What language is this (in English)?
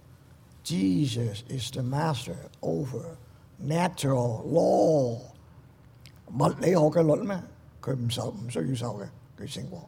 Chinese